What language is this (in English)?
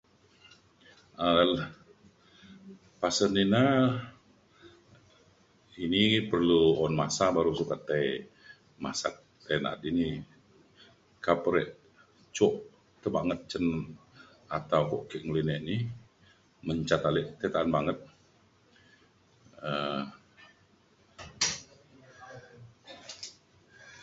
Mainstream Kenyah